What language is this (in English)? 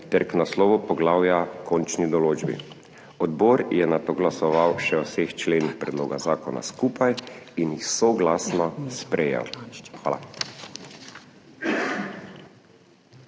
Slovenian